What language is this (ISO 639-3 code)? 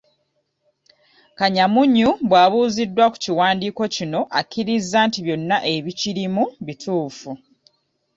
lug